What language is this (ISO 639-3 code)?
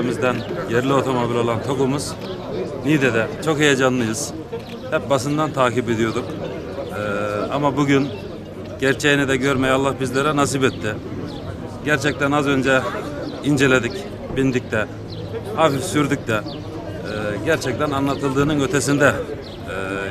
tur